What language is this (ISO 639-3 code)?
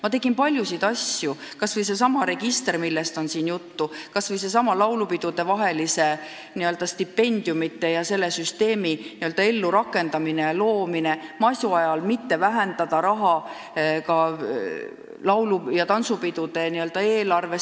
est